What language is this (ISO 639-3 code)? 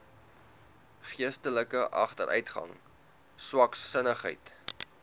afr